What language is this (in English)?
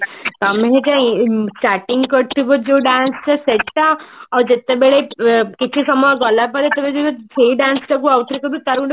Odia